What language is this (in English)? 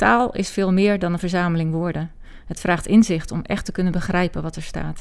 Dutch